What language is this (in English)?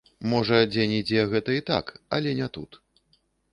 Belarusian